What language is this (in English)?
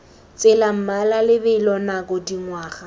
Tswana